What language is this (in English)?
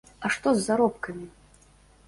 Belarusian